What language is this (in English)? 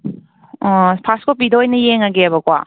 Manipuri